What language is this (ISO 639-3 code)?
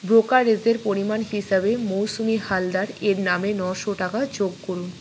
ben